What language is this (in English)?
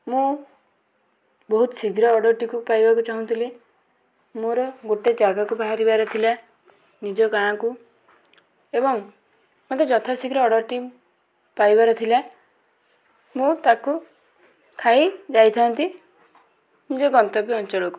Odia